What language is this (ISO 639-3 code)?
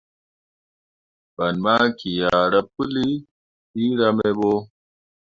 mua